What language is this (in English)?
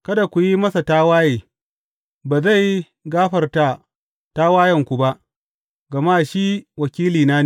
Hausa